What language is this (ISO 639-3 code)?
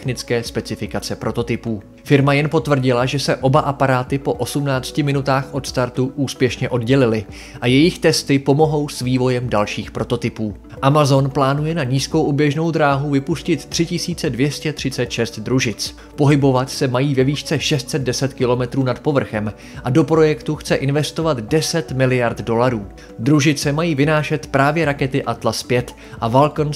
ces